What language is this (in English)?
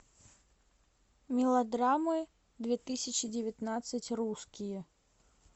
Russian